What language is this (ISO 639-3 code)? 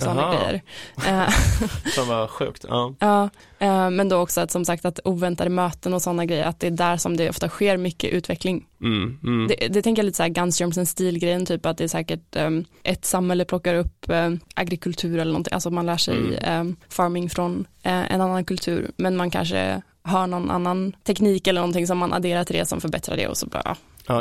swe